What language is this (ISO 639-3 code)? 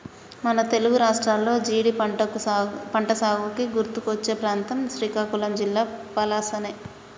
tel